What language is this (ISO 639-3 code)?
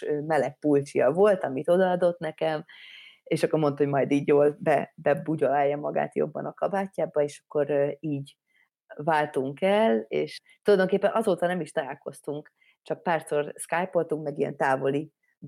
hun